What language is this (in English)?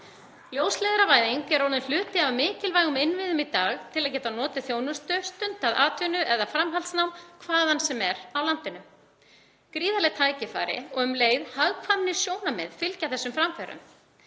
Icelandic